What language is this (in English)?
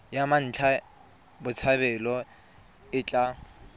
Tswana